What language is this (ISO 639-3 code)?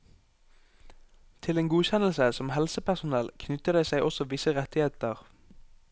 nor